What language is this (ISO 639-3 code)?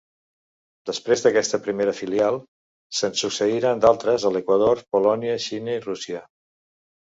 cat